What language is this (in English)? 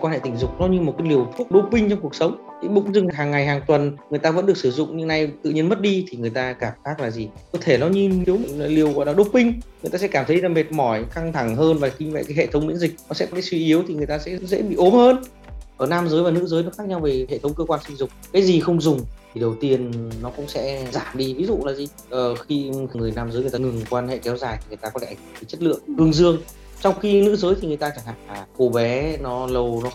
Vietnamese